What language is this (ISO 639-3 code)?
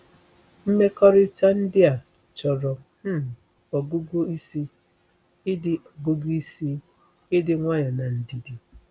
ibo